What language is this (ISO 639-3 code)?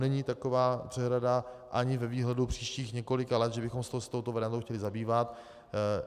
ces